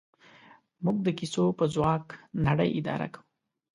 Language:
Pashto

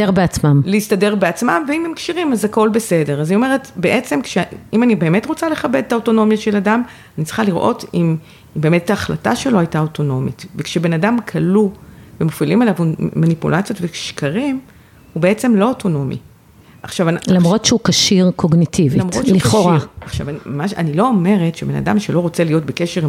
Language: Hebrew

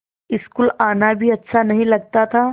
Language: Hindi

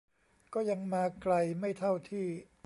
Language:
Thai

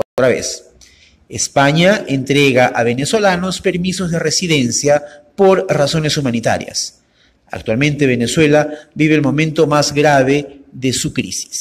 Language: Spanish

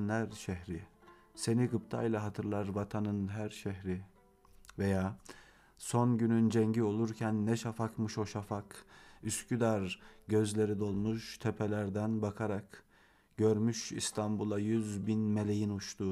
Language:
Turkish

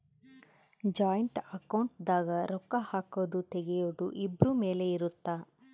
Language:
Kannada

